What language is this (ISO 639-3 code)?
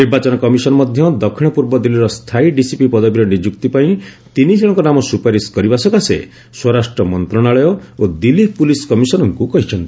ori